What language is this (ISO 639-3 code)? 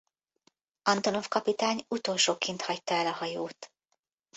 hun